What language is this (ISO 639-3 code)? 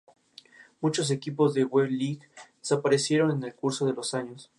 spa